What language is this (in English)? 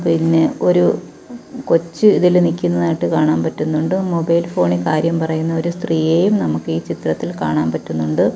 Malayalam